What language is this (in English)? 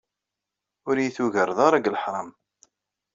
Kabyle